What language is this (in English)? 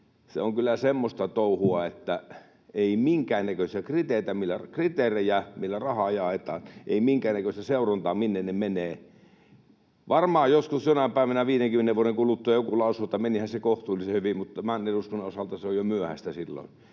Finnish